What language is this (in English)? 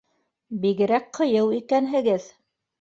Bashkir